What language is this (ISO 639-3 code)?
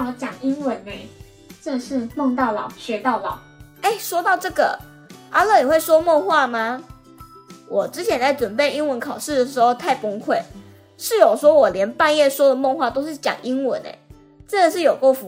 zho